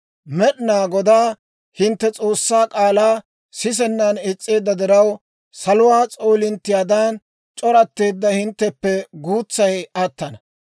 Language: Dawro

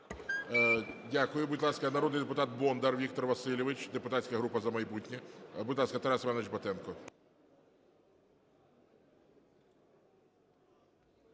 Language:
Ukrainian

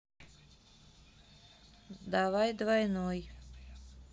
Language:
Russian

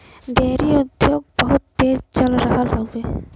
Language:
Bhojpuri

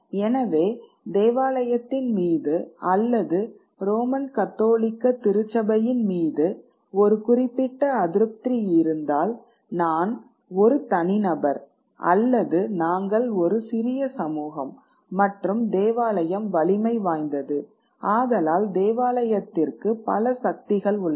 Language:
Tamil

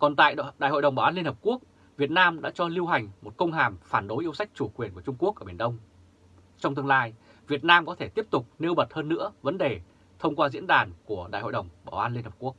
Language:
Vietnamese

